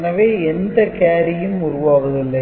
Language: Tamil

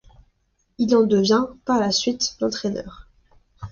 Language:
French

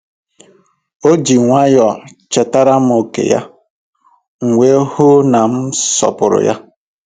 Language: Igbo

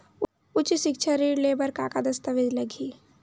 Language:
Chhattisgarhi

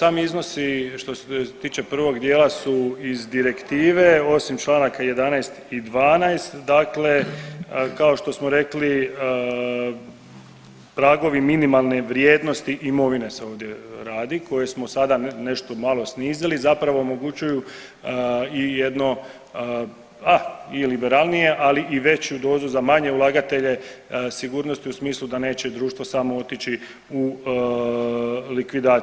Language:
Croatian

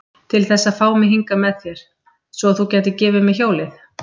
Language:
Icelandic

